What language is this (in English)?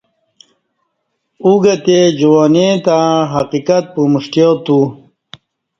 Kati